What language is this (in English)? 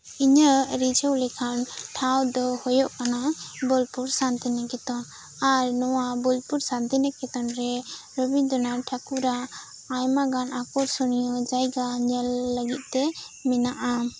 Santali